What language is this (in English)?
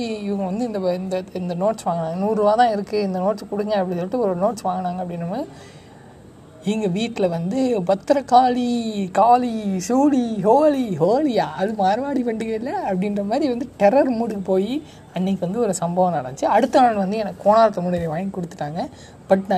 Tamil